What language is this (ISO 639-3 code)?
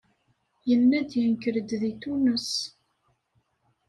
kab